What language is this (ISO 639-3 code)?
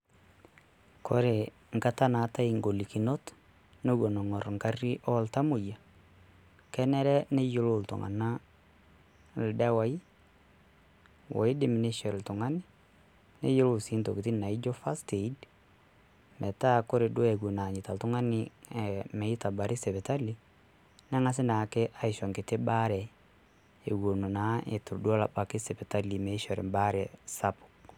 mas